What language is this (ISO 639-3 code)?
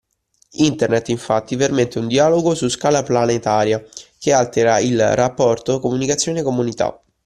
ita